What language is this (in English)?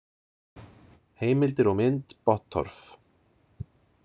Icelandic